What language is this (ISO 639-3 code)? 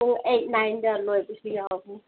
mni